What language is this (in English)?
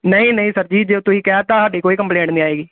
Punjabi